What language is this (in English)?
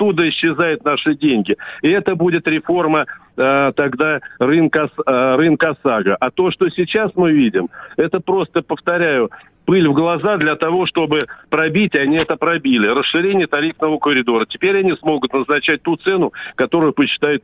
Russian